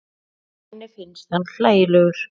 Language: Icelandic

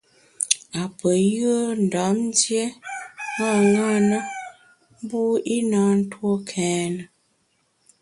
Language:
Bamun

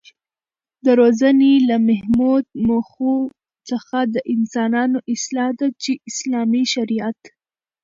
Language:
Pashto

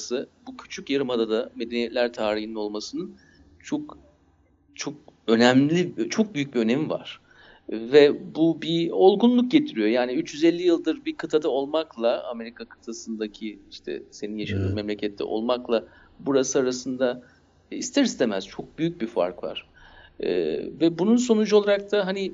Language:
Turkish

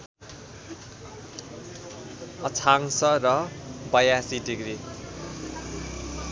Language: Nepali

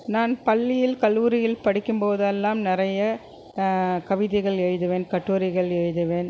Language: Tamil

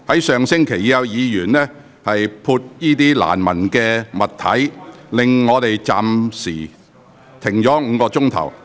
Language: Cantonese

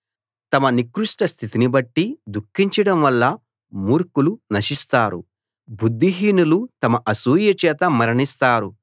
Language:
Telugu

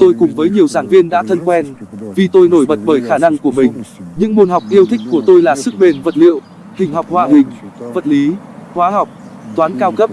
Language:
Vietnamese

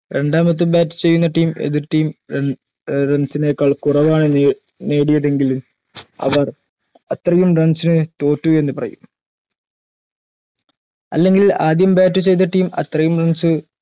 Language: Malayalam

